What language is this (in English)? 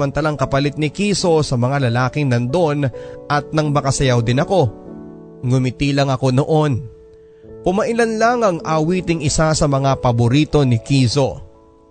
Filipino